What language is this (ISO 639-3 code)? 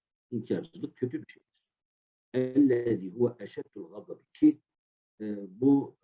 tur